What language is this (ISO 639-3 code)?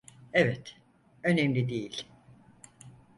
tur